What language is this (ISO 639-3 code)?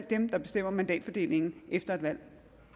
dan